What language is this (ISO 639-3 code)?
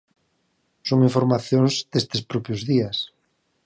glg